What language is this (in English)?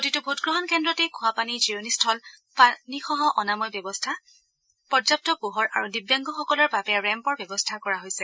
Assamese